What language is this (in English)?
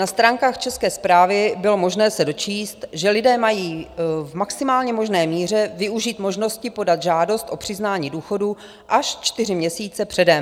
Czech